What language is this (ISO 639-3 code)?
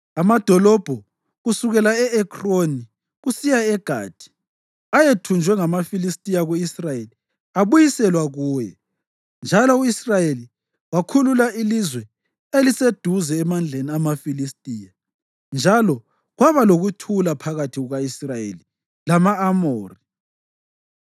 nde